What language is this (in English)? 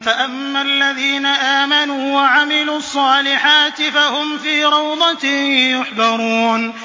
Arabic